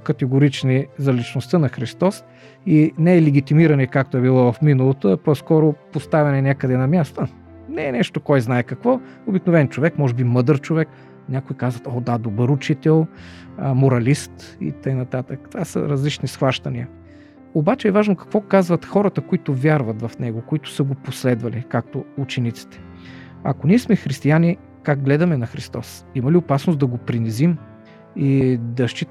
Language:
Bulgarian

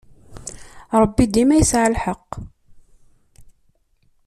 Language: Kabyle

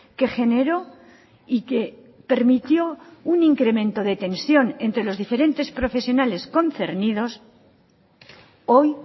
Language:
Spanish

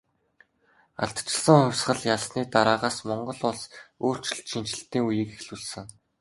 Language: Mongolian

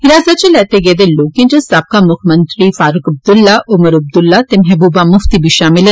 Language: Dogri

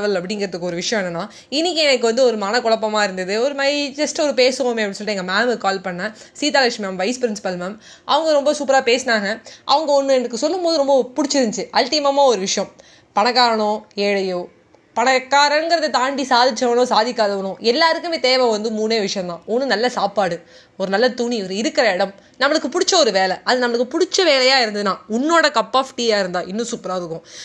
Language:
Tamil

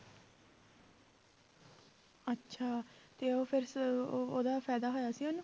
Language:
Punjabi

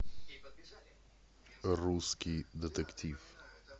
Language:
Russian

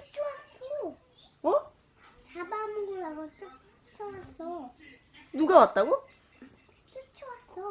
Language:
Korean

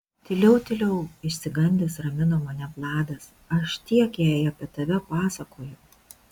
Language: Lithuanian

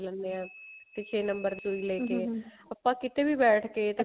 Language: Punjabi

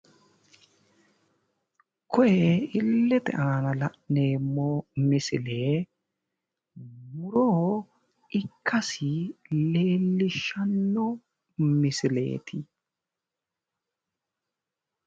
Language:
Sidamo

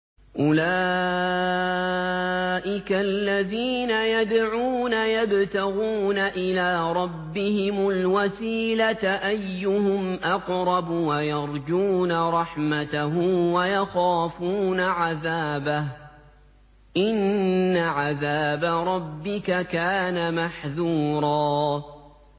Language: Arabic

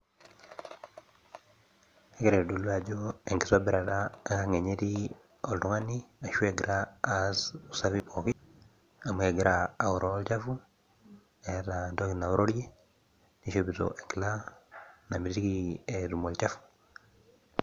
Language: Masai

